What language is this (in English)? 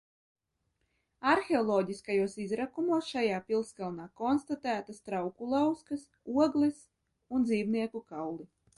Latvian